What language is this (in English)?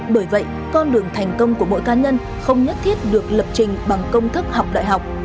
Vietnamese